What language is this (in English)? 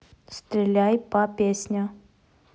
Russian